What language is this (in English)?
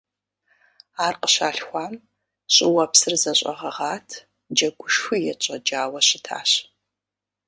Kabardian